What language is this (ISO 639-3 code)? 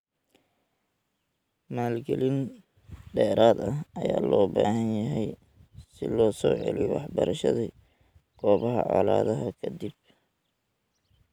som